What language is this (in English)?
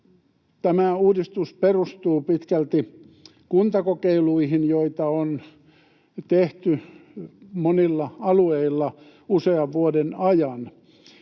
Finnish